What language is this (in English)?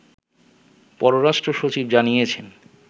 Bangla